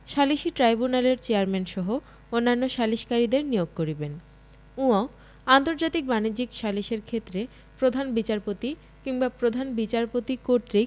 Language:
Bangla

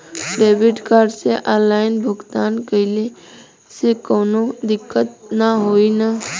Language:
Bhojpuri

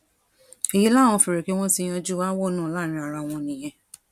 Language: Yoruba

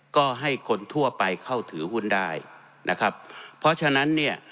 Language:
Thai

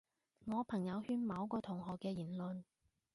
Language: Cantonese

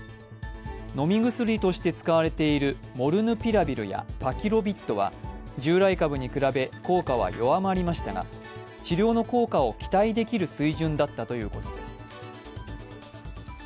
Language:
Japanese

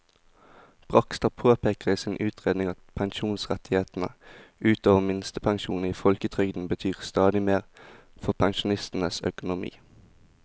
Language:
Norwegian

